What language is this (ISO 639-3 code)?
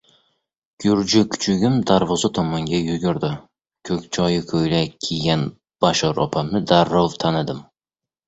uzb